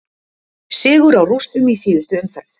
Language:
Icelandic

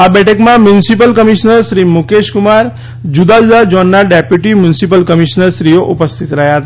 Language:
Gujarati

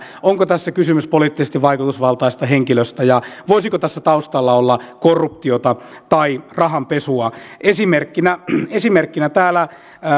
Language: Finnish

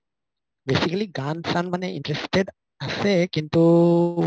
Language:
Assamese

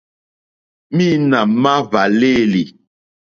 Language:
Mokpwe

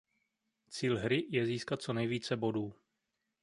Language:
Czech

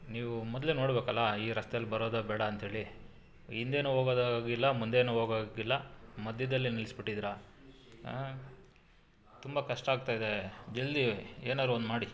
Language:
Kannada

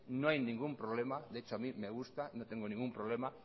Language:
Spanish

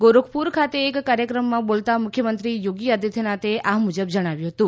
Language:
Gujarati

